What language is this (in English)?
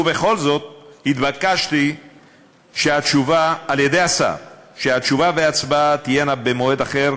Hebrew